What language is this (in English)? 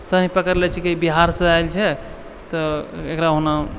Maithili